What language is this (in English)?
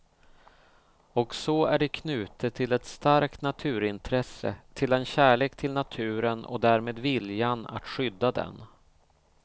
Swedish